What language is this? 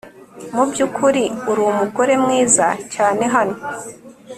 Kinyarwanda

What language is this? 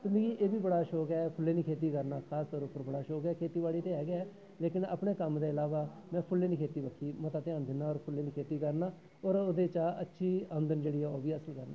Dogri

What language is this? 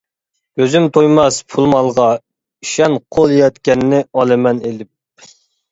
Uyghur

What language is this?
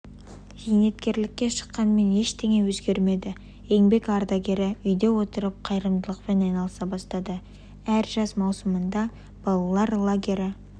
Kazakh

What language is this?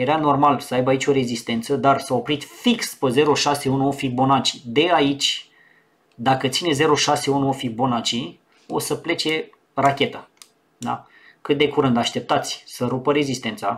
Romanian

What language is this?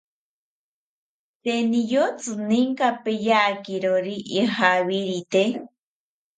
South Ucayali Ashéninka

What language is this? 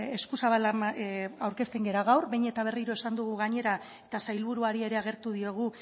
Basque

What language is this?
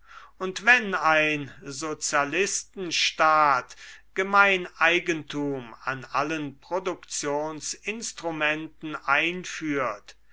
German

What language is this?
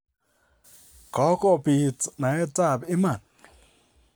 Kalenjin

